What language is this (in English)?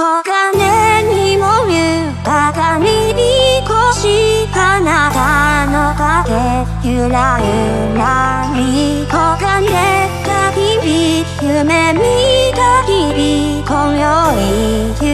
Thai